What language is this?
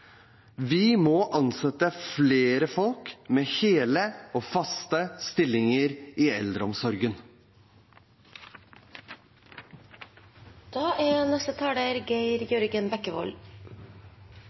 Norwegian Bokmål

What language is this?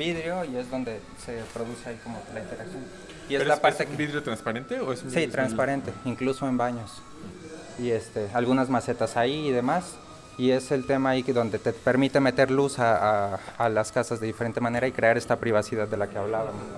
Spanish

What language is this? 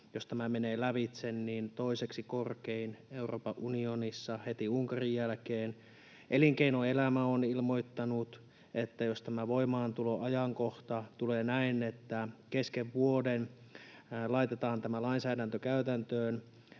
Finnish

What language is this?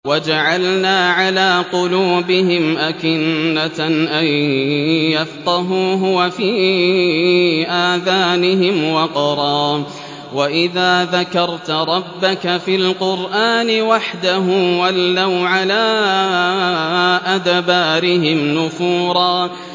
Arabic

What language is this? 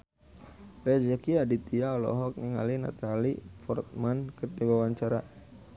Sundanese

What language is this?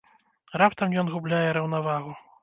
Belarusian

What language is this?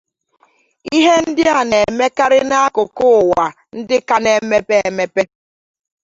Igbo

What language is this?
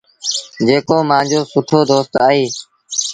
Sindhi Bhil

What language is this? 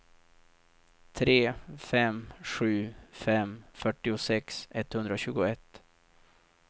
Swedish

